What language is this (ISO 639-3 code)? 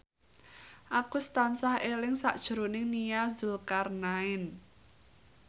jav